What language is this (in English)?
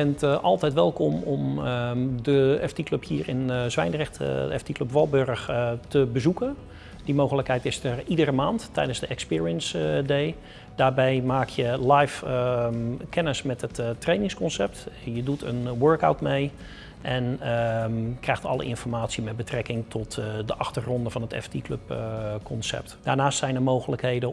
Dutch